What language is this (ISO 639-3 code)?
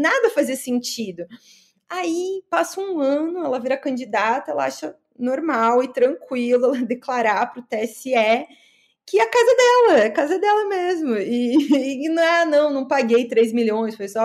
por